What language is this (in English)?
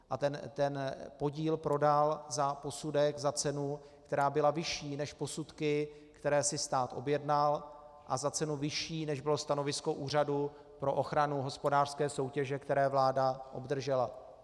Czech